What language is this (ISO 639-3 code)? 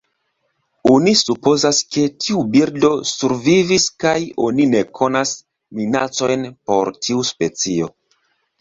epo